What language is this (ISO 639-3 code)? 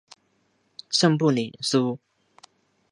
zho